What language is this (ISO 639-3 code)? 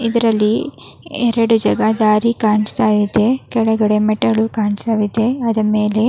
kan